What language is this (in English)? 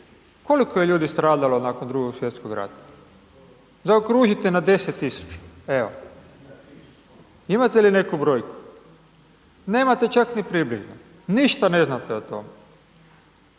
Croatian